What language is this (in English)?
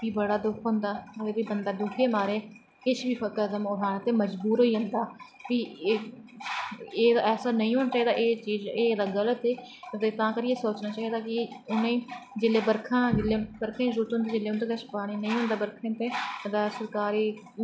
Dogri